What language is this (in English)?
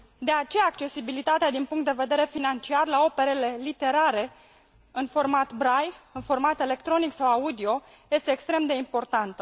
Romanian